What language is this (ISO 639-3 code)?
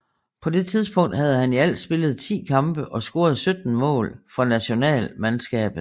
dan